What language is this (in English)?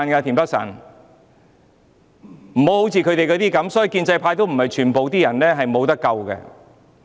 Cantonese